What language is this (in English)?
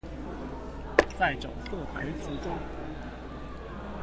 Chinese